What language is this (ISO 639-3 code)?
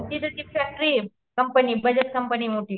mar